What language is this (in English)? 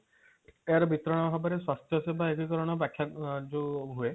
Odia